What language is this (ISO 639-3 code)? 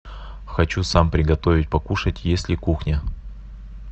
rus